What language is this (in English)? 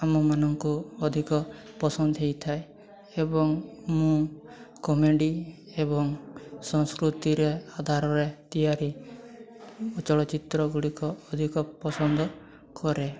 Odia